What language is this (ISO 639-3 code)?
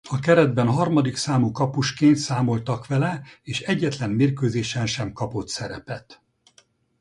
hun